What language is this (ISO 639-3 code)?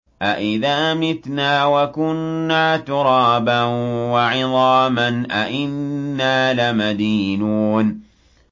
ara